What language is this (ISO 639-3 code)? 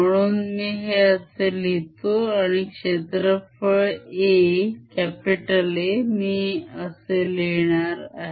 mar